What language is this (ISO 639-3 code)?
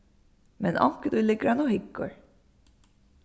fao